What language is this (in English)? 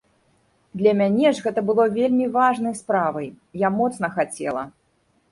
Belarusian